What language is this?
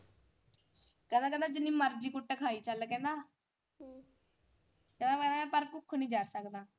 Punjabi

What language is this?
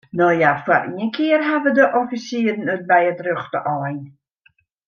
Western Frisian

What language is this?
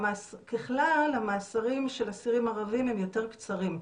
Hebrew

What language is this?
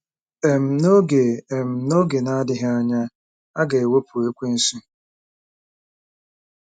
Igbo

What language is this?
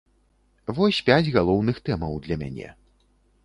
Belarusian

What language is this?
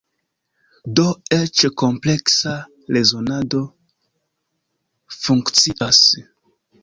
Esperanto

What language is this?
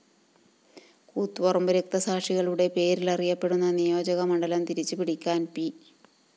Malayalam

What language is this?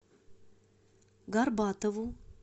Russian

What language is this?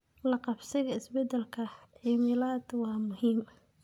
Somali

